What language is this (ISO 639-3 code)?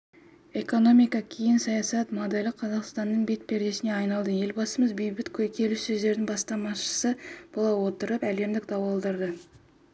kaz